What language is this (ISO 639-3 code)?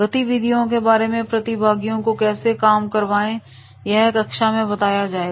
hin